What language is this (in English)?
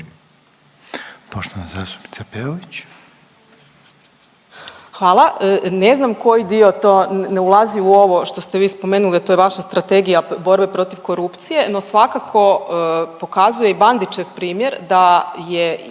Croatian